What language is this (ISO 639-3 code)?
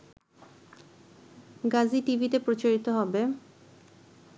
ben